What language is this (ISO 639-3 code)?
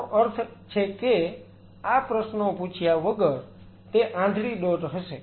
guj